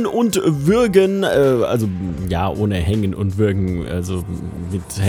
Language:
German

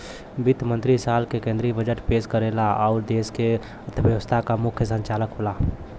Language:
Bhojpuri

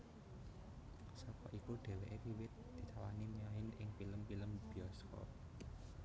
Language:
Javanese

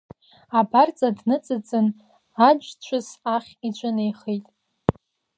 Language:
Abkhazian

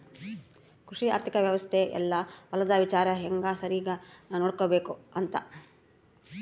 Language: Kannada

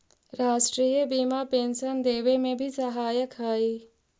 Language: Magahi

